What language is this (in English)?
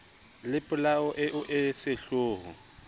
Southern Sotho